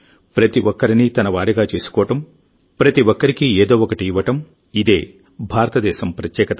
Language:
Telugu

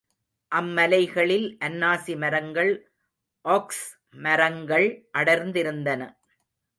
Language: Tamil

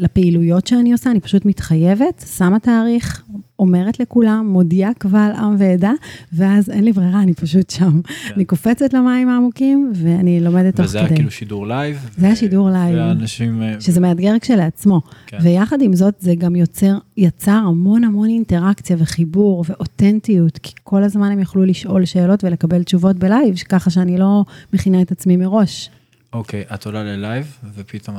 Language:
Hebrew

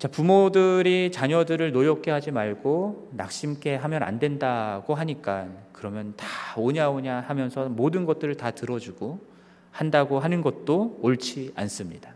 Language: Korean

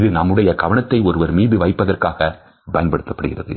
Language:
Tamil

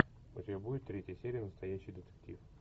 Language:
Russian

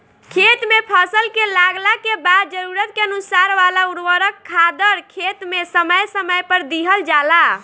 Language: Bhojpuri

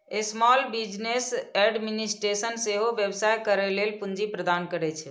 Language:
Maithili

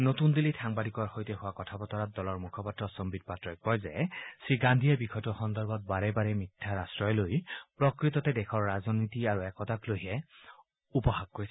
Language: Assamese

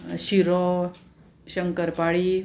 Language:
Konkani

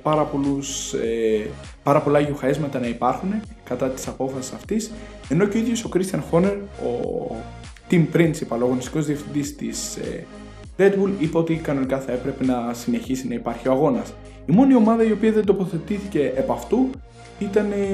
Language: Greek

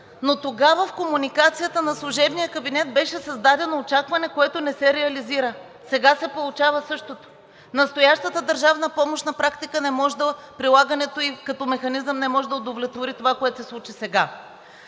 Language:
Bulgarian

